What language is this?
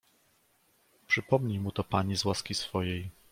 Polish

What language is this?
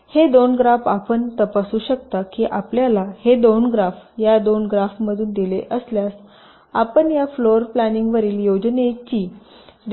Marathi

